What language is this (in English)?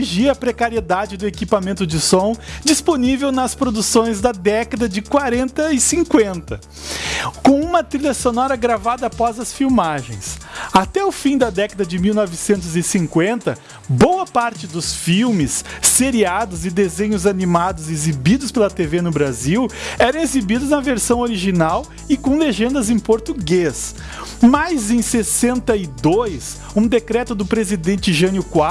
Portuguese